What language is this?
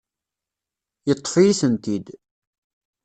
Kabyle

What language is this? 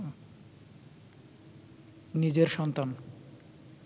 Bangla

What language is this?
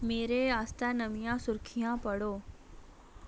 Dogri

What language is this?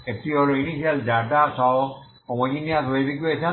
Bangla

